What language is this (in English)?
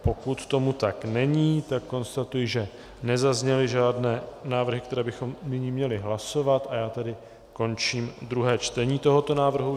Czech